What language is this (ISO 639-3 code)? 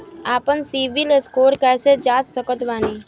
bho